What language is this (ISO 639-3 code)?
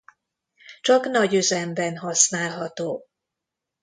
hun